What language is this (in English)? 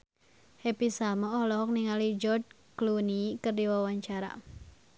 Sundanese